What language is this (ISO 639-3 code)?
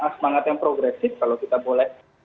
ind